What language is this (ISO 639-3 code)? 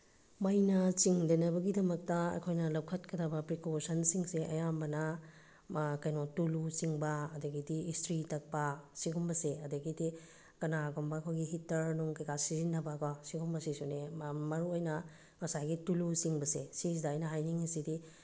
mni